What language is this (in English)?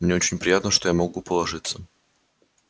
Russian